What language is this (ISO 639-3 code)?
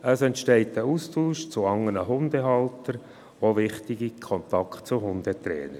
gsw